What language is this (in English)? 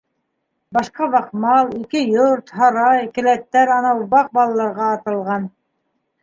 Bashkir